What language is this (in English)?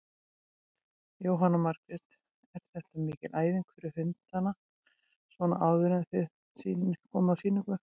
Icelandic